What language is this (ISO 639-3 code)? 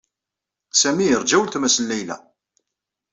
kab